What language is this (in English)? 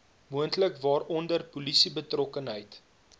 Afrikaans